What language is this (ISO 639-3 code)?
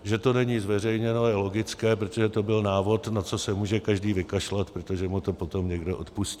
ces